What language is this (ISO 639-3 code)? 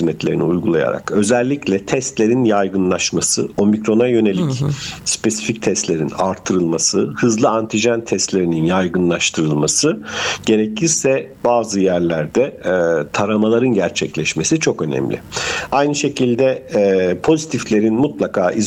tur